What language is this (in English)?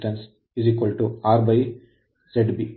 Kannada